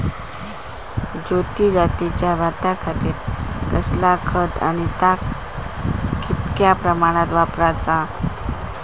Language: Marathi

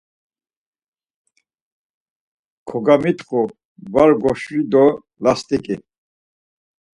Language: Laz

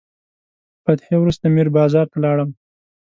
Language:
Pashto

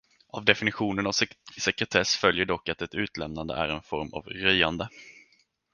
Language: Swedish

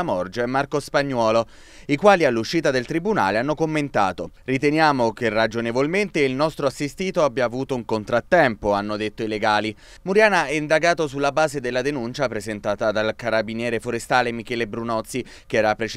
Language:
Italian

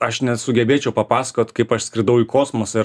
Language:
Lithuanian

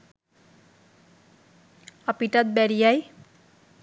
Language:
Sinhala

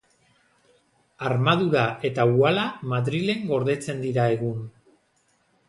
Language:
Basque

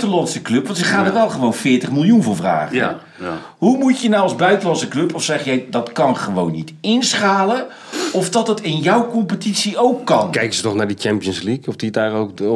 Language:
Dutch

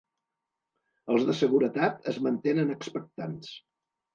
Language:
Catalan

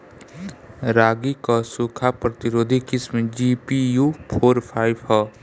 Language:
Bhojpuri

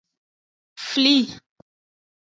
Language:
Aja (Benin)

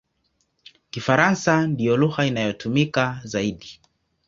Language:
Swahili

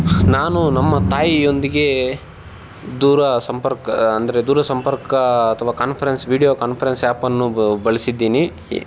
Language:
Kannada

